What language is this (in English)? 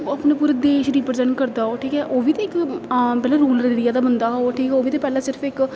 Dogri